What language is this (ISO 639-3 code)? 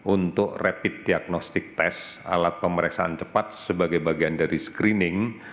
ind